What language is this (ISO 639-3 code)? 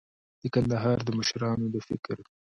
pus